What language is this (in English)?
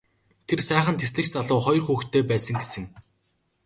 Mongolian